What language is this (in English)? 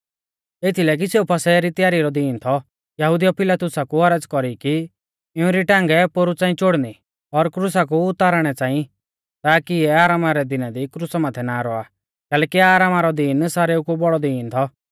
Mahasu Pahari